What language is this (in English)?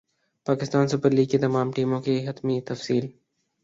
Urdu